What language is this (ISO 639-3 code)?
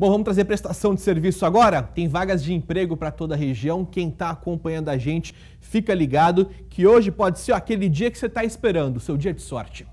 por